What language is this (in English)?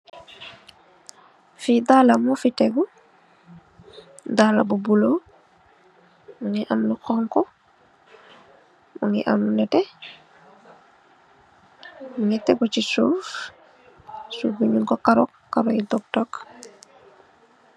Wolof